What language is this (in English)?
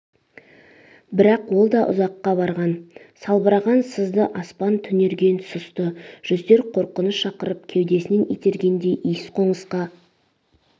Kazakh